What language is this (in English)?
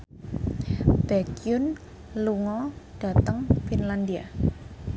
Javanese